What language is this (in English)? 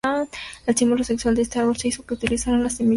Spanish